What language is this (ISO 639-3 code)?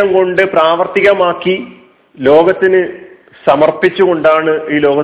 mal